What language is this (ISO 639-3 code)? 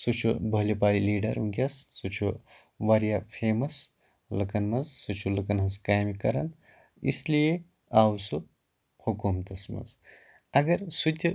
kas